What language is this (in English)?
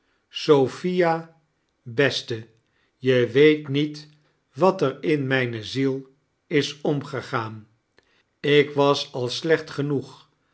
Dutch